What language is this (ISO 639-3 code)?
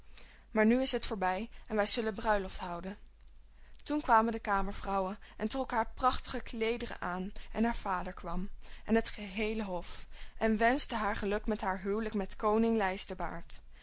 nld